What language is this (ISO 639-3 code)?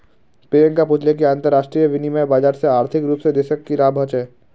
mag